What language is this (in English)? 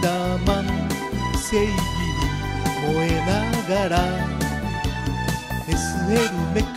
Japanese